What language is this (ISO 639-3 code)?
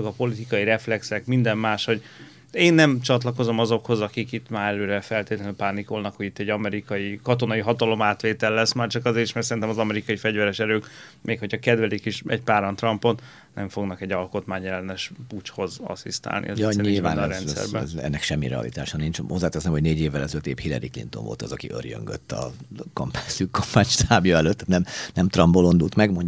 hun